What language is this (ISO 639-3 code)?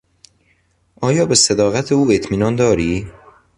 fas